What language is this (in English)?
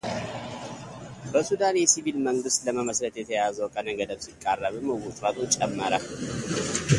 Amharic